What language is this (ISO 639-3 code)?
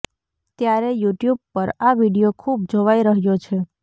guj